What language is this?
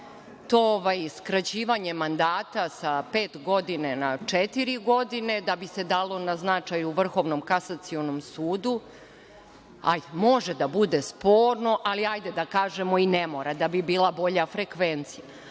Serbian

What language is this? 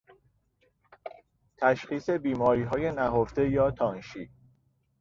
Persian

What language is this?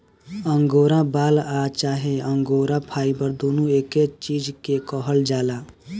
Bhojpuri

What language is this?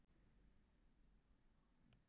Icelandic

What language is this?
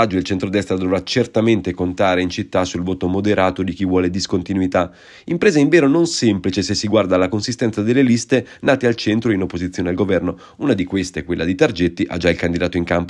Italian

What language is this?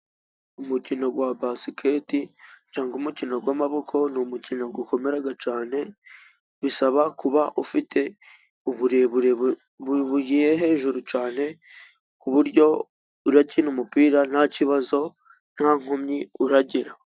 Kinyarwanda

